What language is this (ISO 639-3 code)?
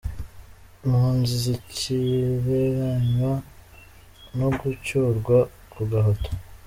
kin